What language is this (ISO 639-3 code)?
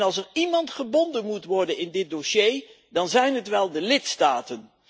nld